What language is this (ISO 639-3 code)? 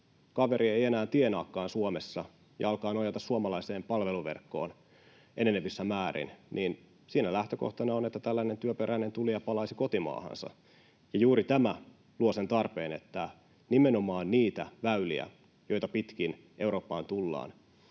fin